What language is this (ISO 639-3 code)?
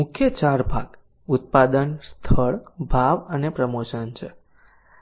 guj